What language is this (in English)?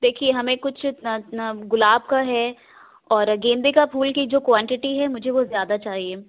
Urdu